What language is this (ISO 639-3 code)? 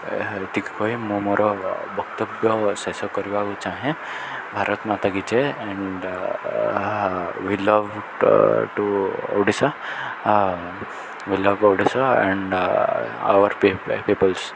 ori